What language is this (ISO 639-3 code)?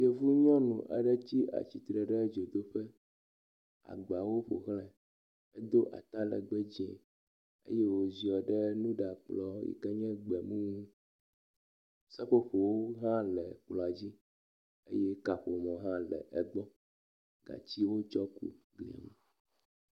ewe